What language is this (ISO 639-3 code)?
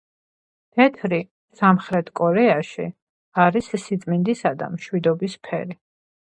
kat